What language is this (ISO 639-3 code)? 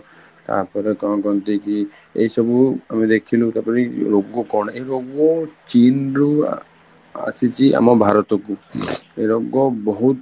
ori